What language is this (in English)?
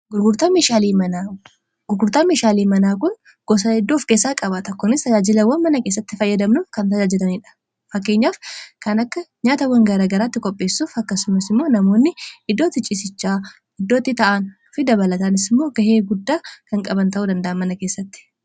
Oromo